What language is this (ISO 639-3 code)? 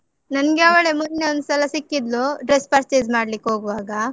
kan